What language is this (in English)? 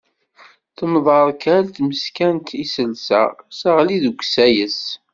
Kabyle